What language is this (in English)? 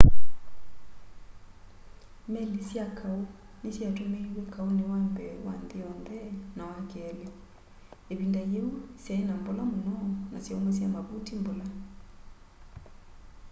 Kamba